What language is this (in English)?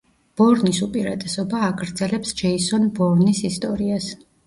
Georgian